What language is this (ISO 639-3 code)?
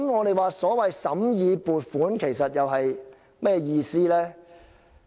yue